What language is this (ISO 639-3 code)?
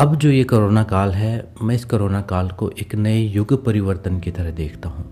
hin